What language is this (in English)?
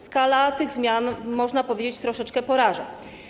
Polish